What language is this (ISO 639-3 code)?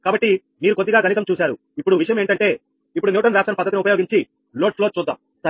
tel